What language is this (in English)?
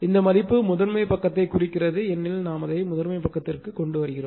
Tamil